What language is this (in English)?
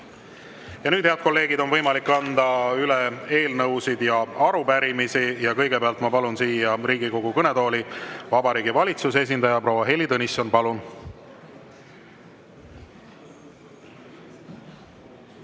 Estonian